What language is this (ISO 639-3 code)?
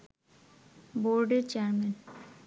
ben